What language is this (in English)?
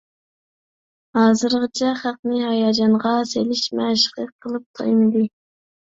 Uyghur